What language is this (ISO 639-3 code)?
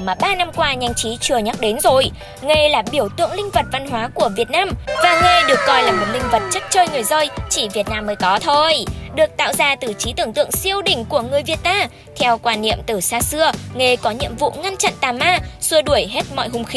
vie